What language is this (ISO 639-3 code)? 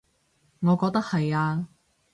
yue